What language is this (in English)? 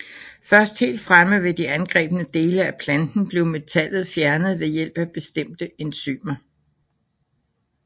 Danish